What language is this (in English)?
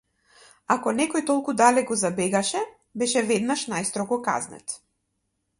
Macedonian